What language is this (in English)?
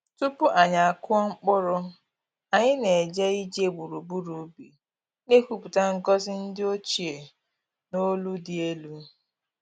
Igbo